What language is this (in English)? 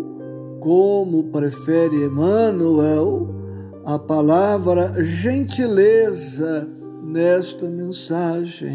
Portuguese